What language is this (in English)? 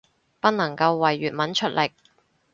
Cantonese